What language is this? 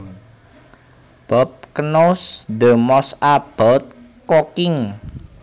Javanese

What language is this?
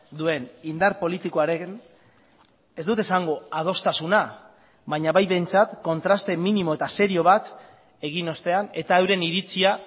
Basque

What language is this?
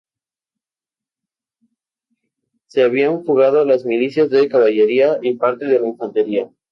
Spanish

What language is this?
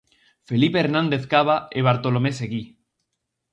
Galician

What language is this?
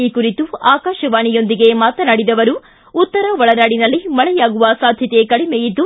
Kannada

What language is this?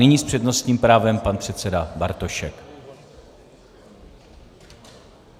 Czech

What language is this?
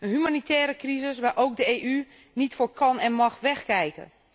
Dutch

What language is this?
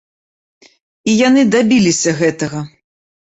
Belarusian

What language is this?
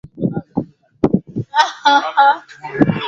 Swahili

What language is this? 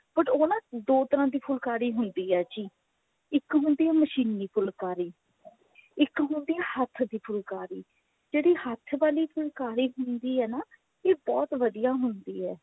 Punjabi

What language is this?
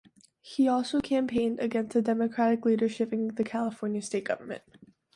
English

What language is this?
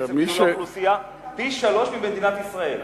Hebrew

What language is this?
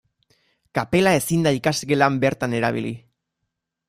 Basque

